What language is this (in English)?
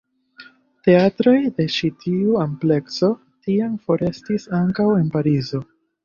Esperanto